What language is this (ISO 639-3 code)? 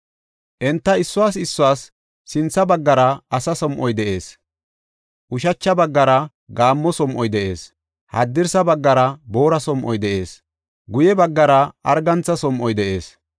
gof